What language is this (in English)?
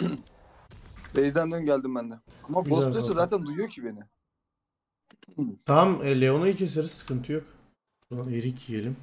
Turkish